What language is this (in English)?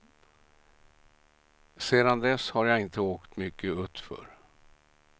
Swedish